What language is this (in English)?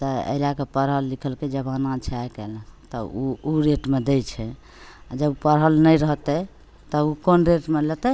Maithili